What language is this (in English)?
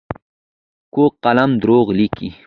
Pashto